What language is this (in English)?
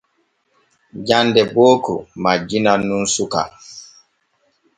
Borgu Fulfulde